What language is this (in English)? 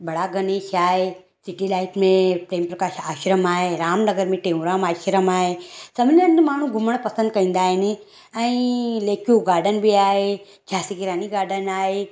Sindhi